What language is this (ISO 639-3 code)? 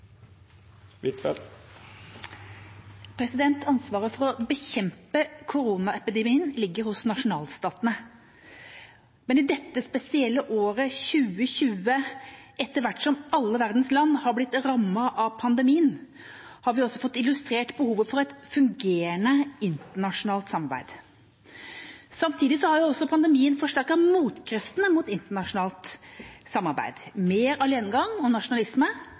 nor